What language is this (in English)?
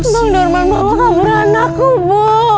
Indonesian